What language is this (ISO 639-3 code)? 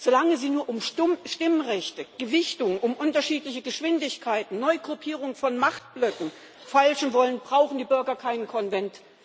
deu